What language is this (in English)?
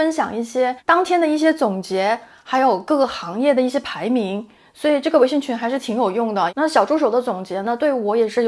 Chinese